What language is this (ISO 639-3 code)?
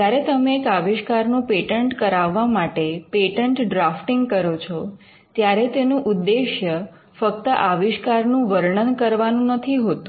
guj